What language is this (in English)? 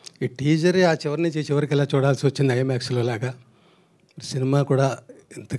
Telugu